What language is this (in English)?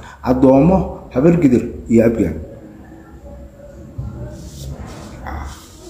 Arabic